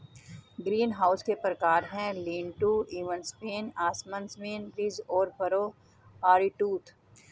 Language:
Hindi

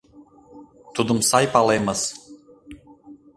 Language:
Mari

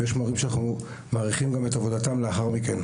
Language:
Hebrew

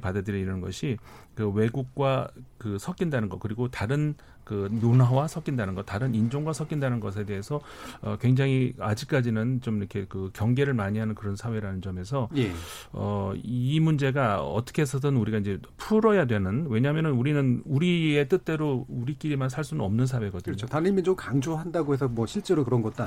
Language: Korean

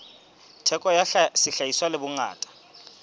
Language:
Southern Sotho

